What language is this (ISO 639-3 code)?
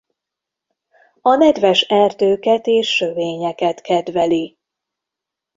hun